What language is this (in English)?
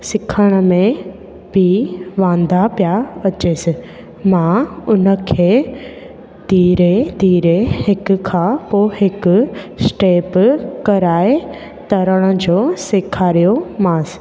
Sindhi